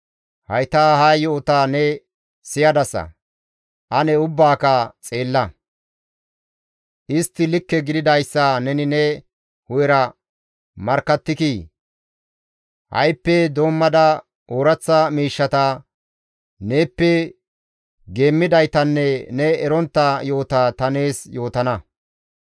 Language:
Gamo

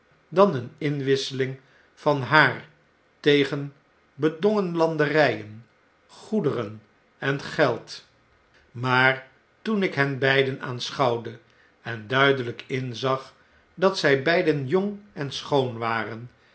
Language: Dutch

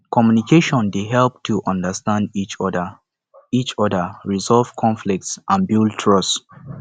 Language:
Nigerian Pidgin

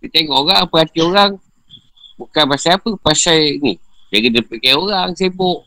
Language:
Malay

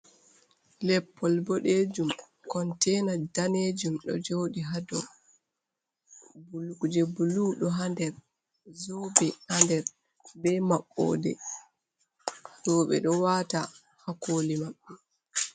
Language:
Fula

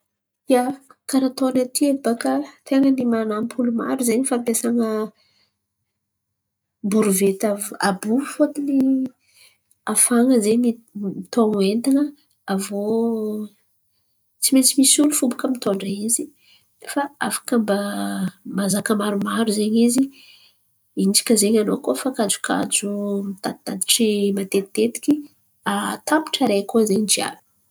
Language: Antankarana Malagasy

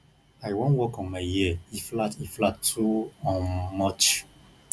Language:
Nigerian Pidgin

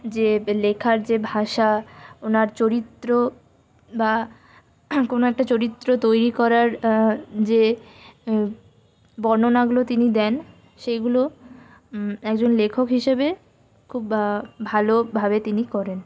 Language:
Bangla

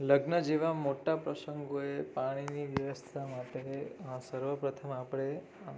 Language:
Gujarati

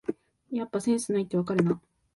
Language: Japanese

